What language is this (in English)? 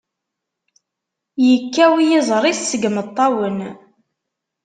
Kabyle